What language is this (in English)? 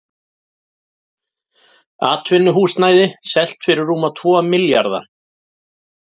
Icelandic